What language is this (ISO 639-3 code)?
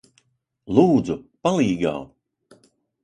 lav